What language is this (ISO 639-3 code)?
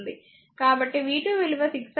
tel